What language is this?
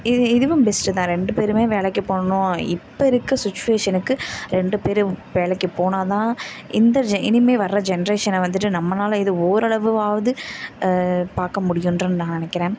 Tamil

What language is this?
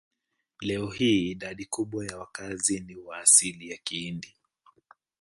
Swahili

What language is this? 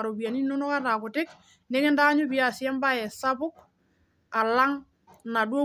Masai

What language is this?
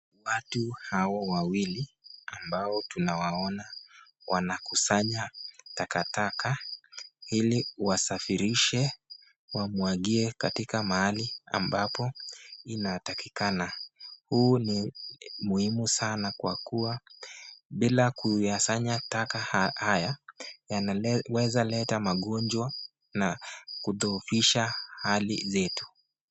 Swahili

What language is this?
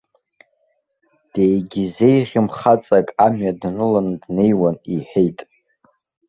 Abkhazian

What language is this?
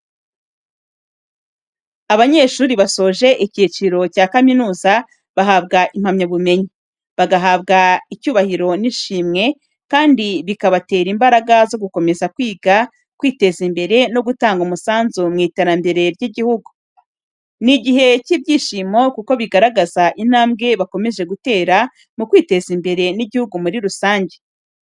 Kinyarwanda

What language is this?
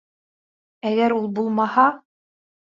Bashkir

